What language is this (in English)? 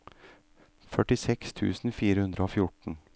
Norwegian